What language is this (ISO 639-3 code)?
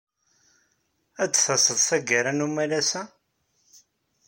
kab